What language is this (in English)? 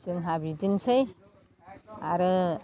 Bodo